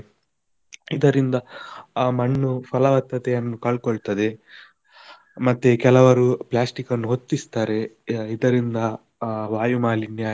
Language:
Kannada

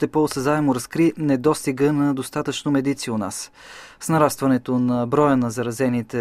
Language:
Bulgarian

